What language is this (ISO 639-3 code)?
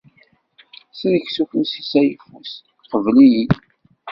kab